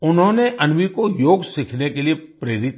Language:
Hindi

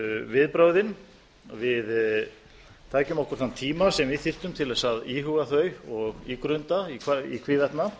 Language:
Icelandic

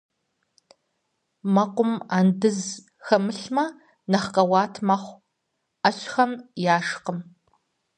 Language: Kabardian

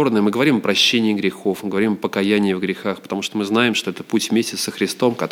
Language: Russian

